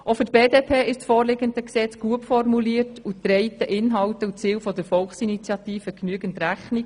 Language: Swiss German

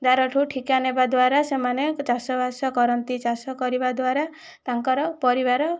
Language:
Odia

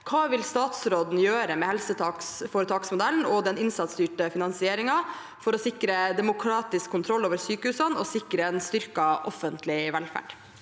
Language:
Norwegian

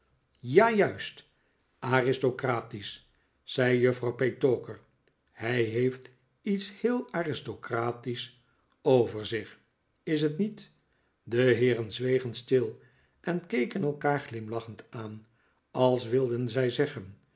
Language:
Dutch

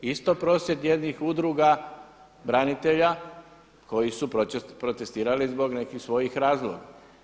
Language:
Croatian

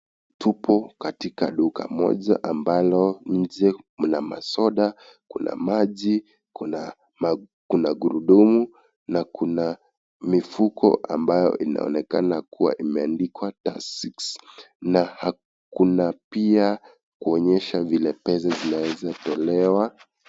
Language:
Swahili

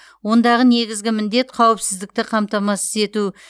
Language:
Kazakh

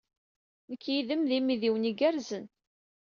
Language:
Kabyle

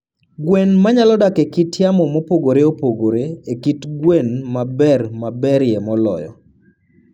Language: Luo (Kenya and Tanzania)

